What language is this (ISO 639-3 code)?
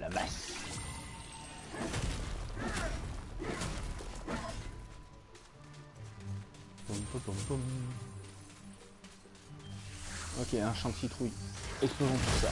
fra